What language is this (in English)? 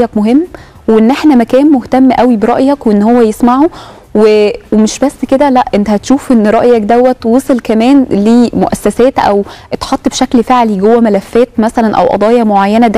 Arabic